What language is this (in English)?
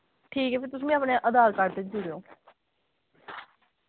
Dogri